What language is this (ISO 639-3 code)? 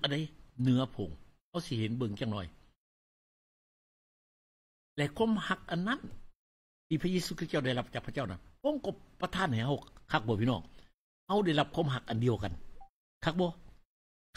tha